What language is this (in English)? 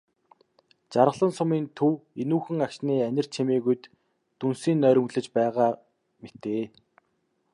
Mongolian